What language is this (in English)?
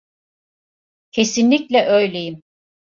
Turkish